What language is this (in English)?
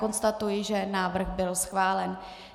Czech